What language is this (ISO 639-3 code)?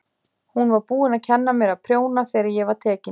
isl